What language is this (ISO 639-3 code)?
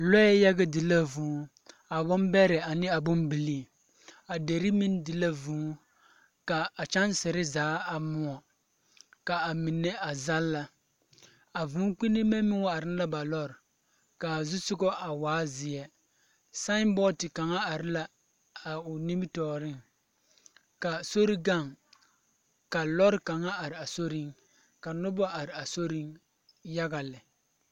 dga